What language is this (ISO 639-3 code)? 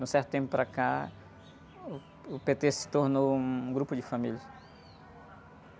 por